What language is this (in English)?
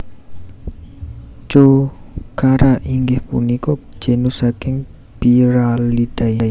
Javanese